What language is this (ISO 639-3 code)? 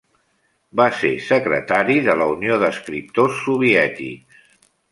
cat